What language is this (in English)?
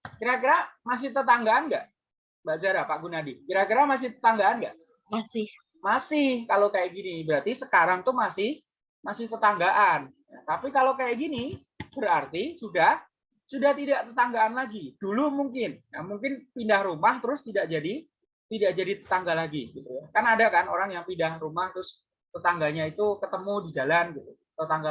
Indonesian